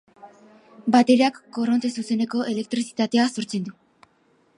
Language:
Basque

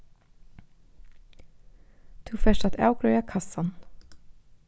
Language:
Faroese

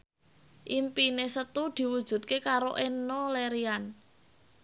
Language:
Javanese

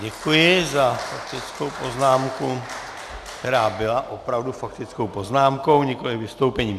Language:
Czech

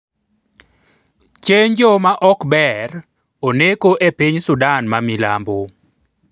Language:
Luo (Kenya and Tanzania)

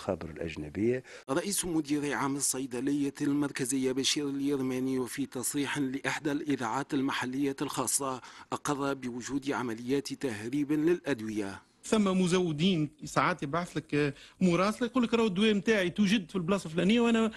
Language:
Arabic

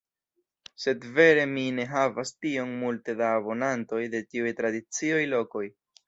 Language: Esperanto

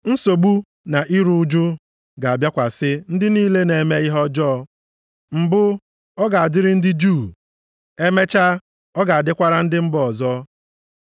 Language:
Igbo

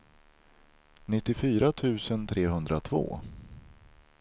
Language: Swedish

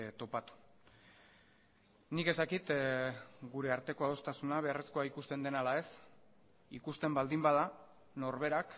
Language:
Basque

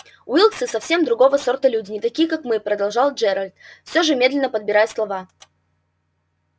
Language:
Russian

